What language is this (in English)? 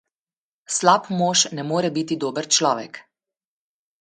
Slovenian